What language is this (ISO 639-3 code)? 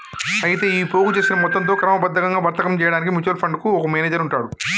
tel